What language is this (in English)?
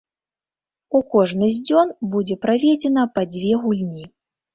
Belarusian